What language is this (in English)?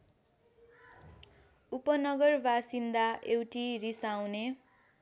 Nepali